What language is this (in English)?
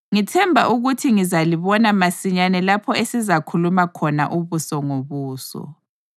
North Ndebele